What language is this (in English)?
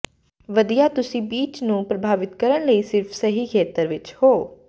Punjabi